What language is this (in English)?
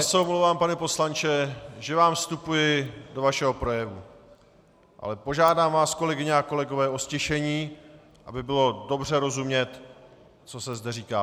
Czech